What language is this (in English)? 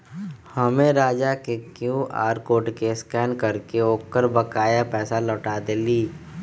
Magahi